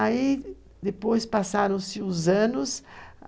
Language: Portuguese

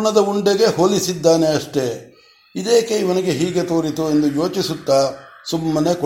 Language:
Kannada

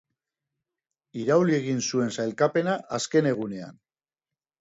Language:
Basque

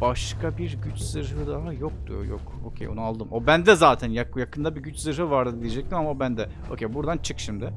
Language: Turkish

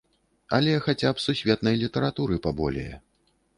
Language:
Belarusian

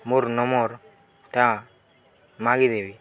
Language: Odia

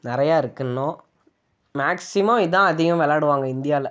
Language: Tamil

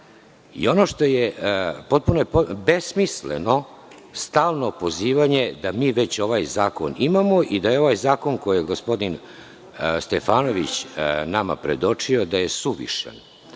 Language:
Serbian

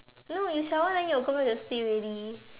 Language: English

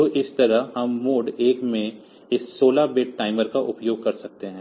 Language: Hindi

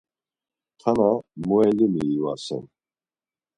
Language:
Laz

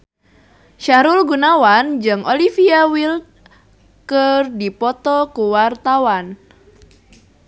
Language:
Sundanese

